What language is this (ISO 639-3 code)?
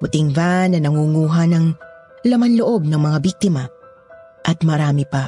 fil